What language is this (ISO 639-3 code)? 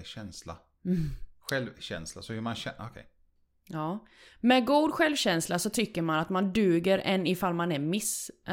swe